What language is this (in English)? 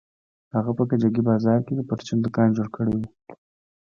Pashto